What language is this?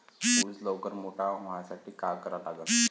Marathi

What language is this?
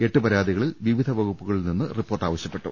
Malayalam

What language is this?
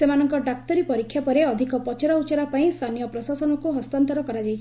Odia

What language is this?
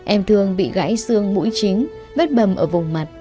Vietnamese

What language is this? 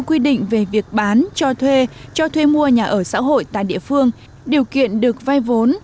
Vietnamese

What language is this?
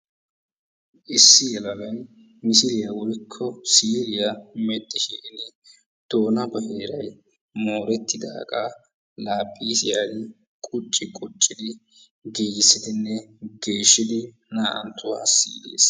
Wolaytta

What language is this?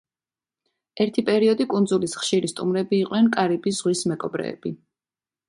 Georgian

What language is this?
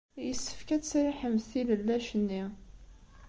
Kabyle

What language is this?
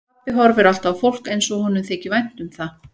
Icelandic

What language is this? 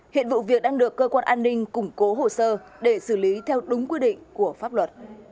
Vietnamese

